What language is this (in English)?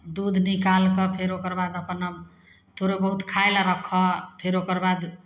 Maithili